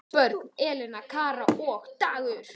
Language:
Icelandic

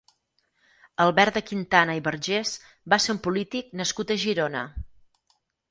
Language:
Catalan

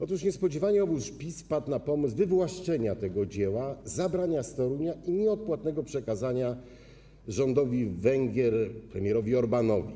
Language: Polish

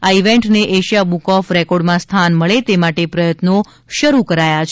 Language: Gujarati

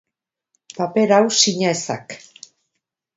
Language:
Basque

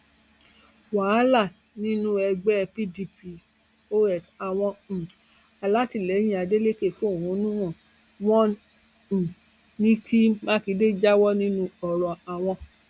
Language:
Yoruba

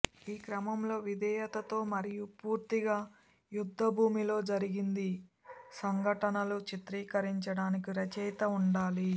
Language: Telugu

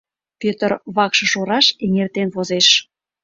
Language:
Mari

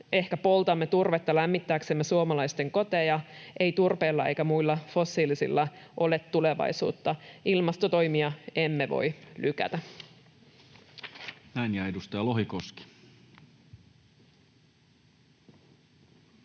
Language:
Finnish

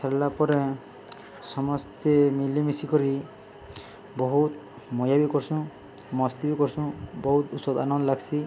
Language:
Odia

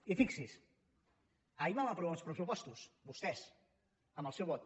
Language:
Catalan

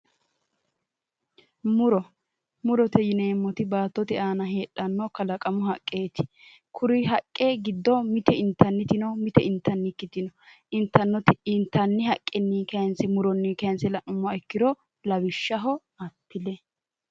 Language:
Sidamo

